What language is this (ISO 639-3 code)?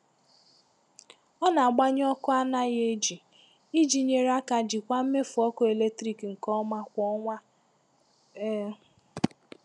ibo